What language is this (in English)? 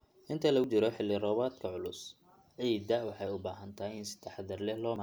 Somali